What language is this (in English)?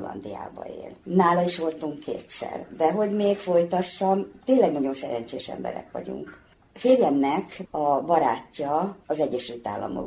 Hungarian